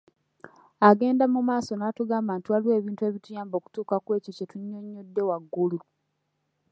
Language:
Ganda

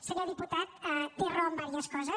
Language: Catalan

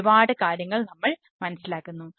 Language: Malayalam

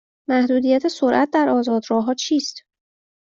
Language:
Persian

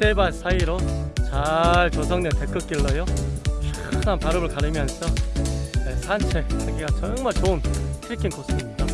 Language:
Korean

